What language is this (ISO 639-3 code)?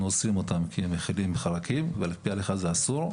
heb